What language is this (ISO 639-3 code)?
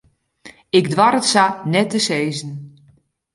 fry